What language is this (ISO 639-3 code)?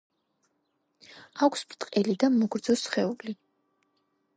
kat